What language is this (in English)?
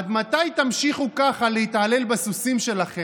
Hebrew